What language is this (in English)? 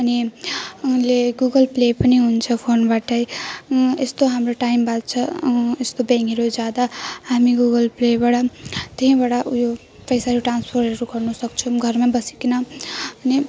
Nepali